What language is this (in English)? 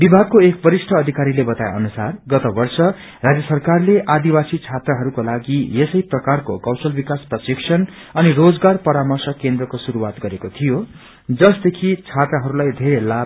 Nepali